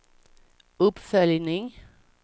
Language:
Swedish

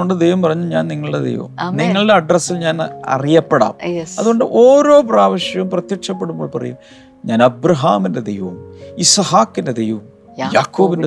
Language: Malayalam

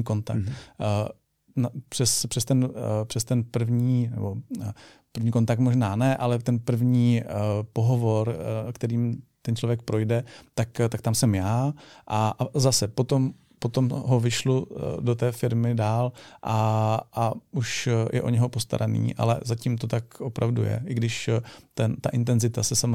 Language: Czech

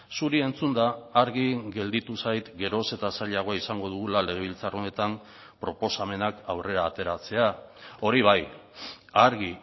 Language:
Basque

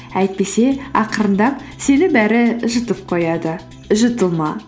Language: Kazakh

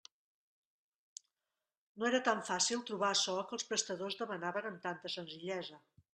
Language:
Catalan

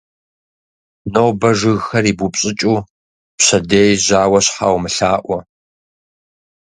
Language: Kabardian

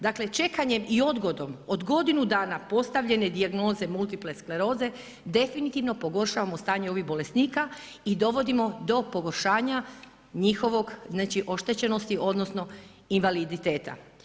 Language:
Croatian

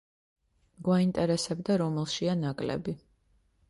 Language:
Georgian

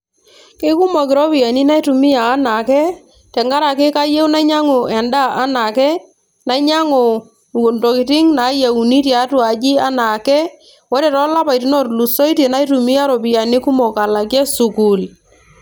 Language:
Masai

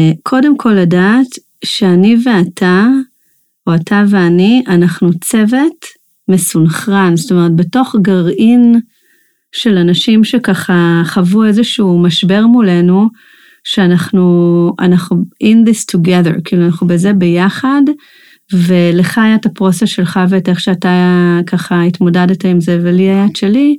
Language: Hebrew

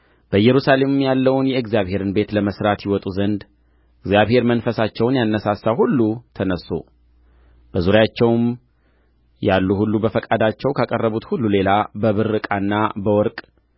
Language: Amharic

